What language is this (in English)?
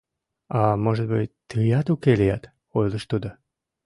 Mari